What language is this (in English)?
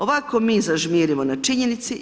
Croatian